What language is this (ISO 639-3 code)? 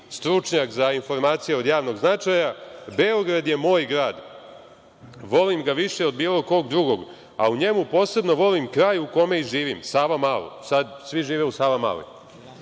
srp